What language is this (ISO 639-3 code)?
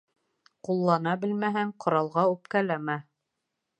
bak